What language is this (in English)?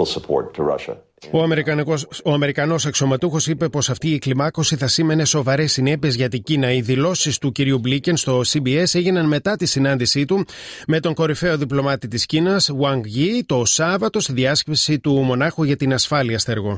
Greek